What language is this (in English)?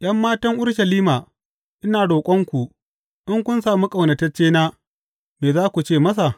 Hausa